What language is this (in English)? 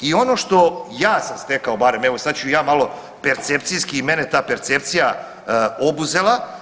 Croatian